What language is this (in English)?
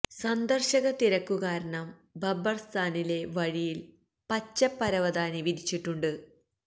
Malayalam